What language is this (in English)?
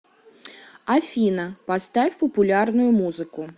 Russian